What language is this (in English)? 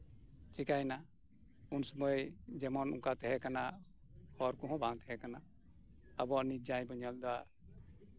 Santali